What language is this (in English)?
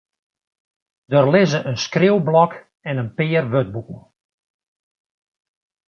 Western Frisian